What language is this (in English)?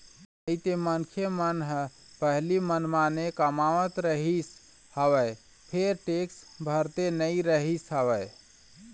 Chhattisgarhi